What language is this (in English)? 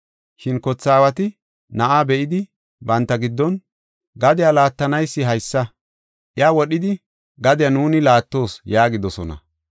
Gofa